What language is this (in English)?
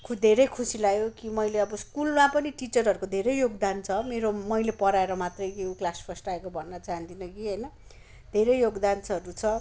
Nepali